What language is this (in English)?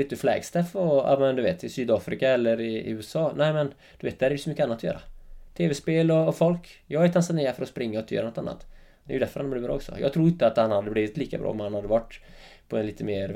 Swedish